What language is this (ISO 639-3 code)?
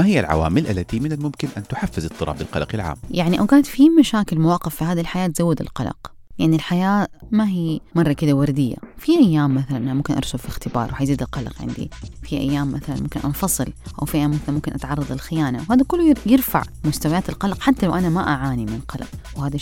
ara